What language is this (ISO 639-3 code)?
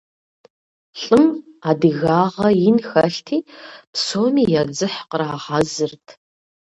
kbd